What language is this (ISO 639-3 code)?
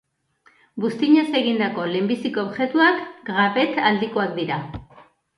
eus